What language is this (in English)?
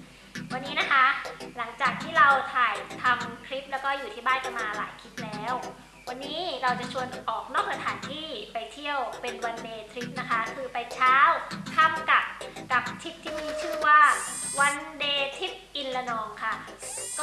Thai